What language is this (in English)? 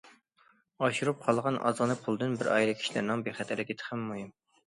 Uyghur